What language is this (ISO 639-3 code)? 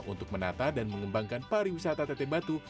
ind